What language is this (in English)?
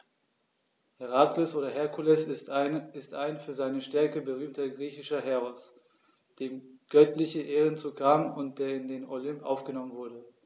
German